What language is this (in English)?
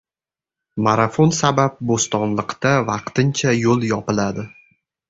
Uzbek